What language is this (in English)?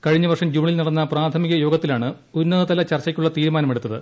Malayalam